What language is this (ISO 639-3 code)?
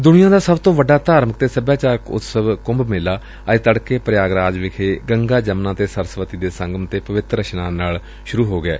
pan